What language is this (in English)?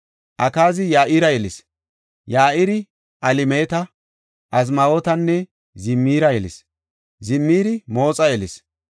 Gofa